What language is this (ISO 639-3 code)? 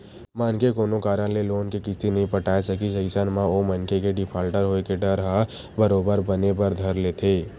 hne